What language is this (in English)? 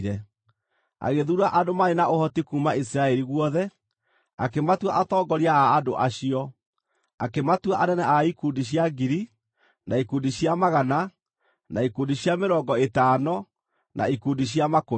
Kikuyu